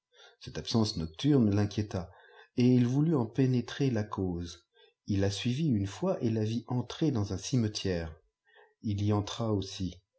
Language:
French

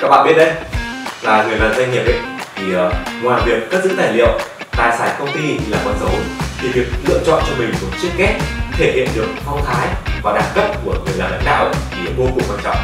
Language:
Vietnamese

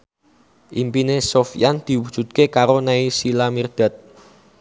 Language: Javanese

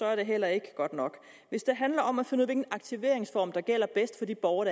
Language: Danish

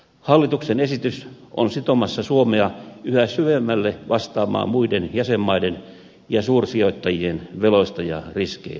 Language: Finnish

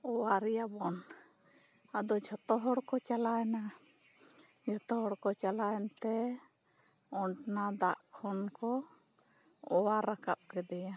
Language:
Santali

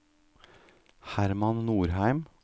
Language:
Norwegian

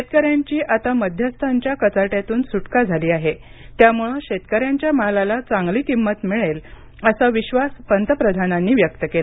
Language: Marathi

